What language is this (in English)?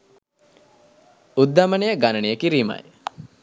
Sinhala